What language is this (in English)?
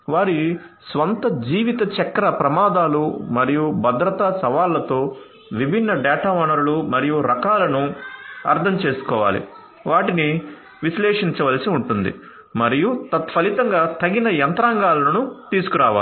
Telugu